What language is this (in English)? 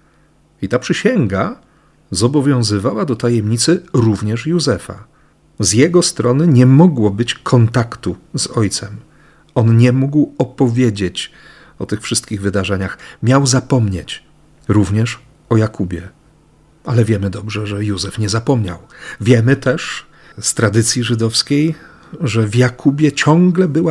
Polish